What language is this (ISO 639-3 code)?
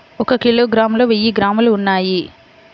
tel